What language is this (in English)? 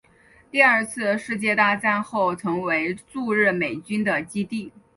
Chinese